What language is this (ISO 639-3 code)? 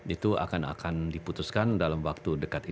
ind